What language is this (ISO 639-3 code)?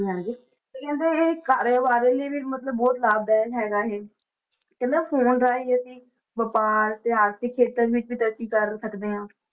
pan